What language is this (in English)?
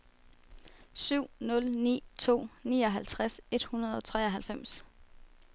Danish